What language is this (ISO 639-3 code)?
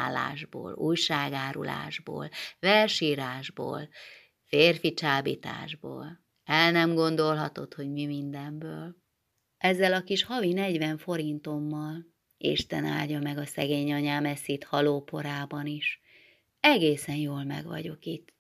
hun